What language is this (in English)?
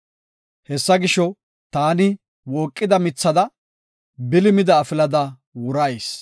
Gofa